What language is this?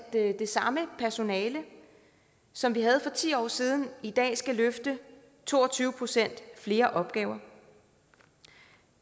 Danish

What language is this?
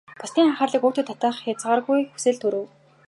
Mongolian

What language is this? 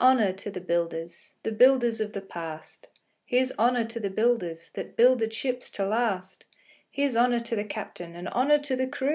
English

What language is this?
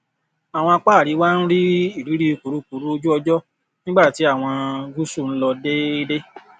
Yoruba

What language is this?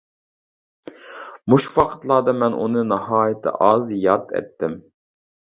Uyghur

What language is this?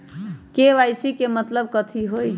Magahi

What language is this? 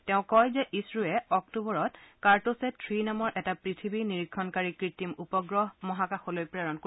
Assamese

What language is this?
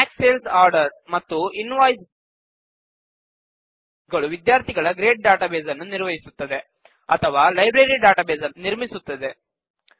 Kannada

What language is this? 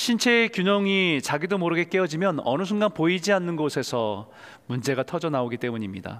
Korean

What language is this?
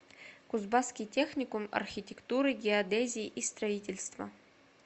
Russian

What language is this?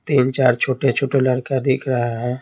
Hindi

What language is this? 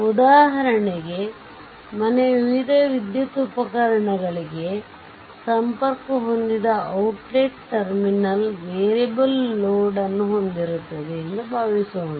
Kannada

